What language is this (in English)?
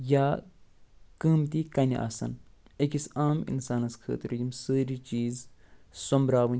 Kashmiri